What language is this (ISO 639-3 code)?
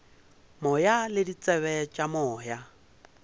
nso